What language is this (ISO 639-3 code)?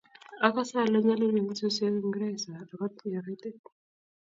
kln